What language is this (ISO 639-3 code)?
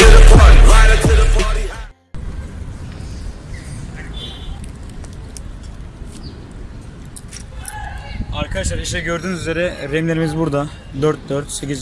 tur